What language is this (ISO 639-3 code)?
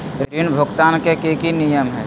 mag